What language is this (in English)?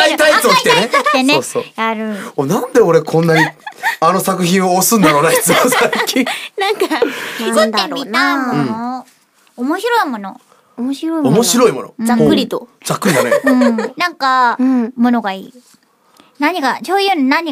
Japanese